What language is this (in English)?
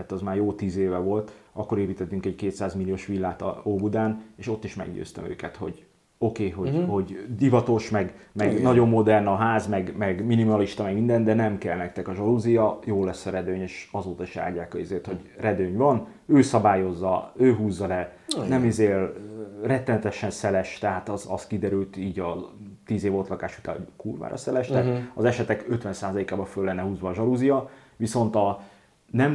Hungarian